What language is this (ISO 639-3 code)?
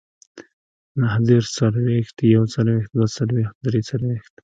pus